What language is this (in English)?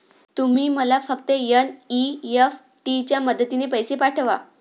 Marathi